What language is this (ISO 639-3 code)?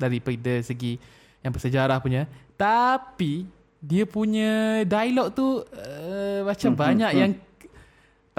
msa